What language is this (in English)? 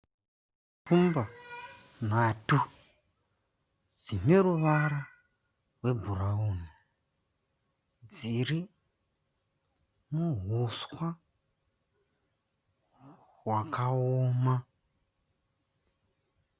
Shona